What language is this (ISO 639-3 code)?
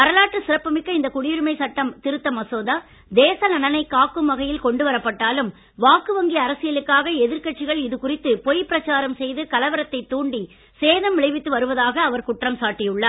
tam